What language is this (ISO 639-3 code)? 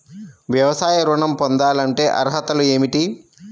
tel